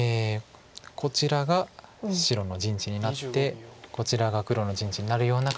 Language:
Japanese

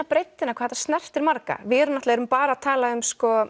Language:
Icelandic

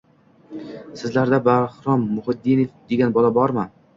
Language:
Uzbek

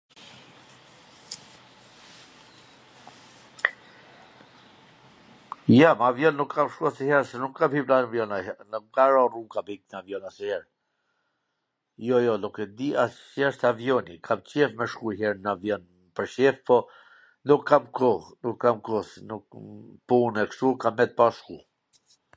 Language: Gheg Albanian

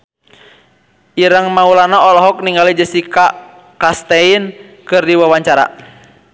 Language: Sundanese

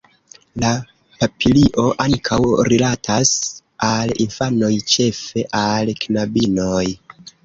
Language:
Esperanto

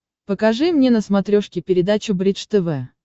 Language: Russian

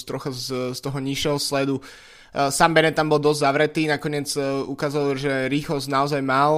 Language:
Slovak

